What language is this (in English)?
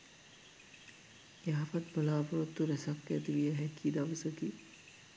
Sinhala